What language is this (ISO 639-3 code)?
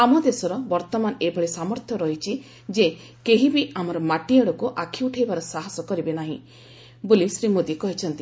ori